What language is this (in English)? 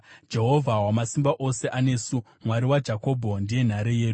Shona